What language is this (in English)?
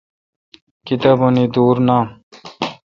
Kalkoti